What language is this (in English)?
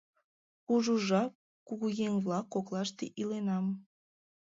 Mari